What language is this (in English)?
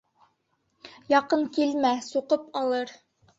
Bashkir